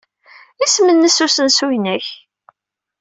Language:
Kabyle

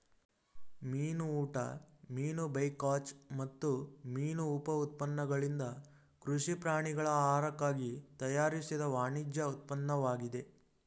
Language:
Kannada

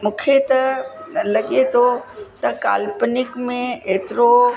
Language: Sindhi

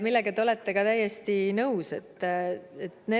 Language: Estonian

